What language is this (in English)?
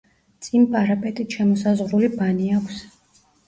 Georgian